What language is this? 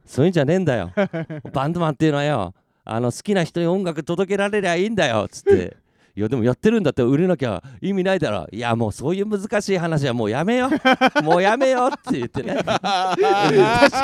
Japanese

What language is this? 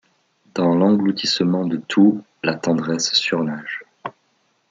French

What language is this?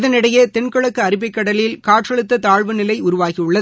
Tamil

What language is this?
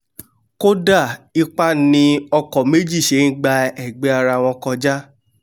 Yoruba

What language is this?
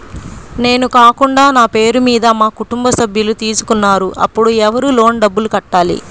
Telugu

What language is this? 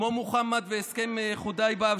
Hebrew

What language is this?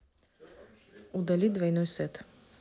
Russian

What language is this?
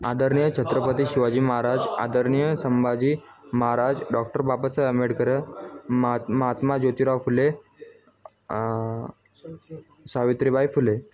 Marathi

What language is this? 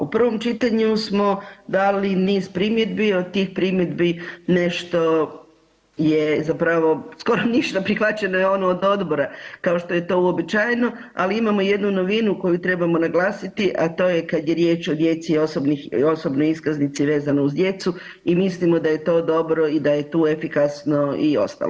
Croatian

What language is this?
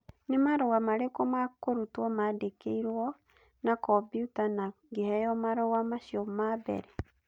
Kikuyu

